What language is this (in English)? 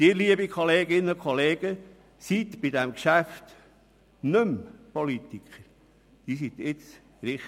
Swiss German